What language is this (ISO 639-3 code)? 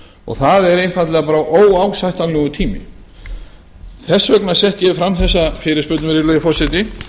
isl